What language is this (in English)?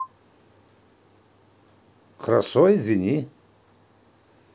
Russian